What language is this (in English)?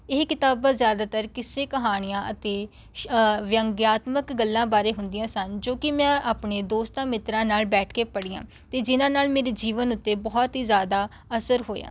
Punjabi